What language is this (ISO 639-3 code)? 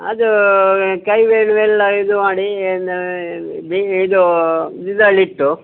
kan